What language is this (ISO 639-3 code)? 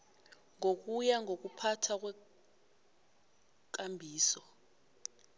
nbl